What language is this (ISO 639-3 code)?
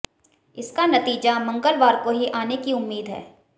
hin